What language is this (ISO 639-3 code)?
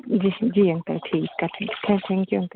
snd